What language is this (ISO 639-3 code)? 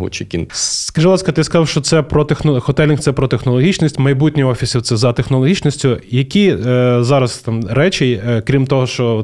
ukr